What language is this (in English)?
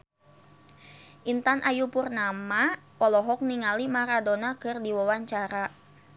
Sundanese